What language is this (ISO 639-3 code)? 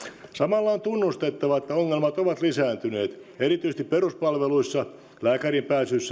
fin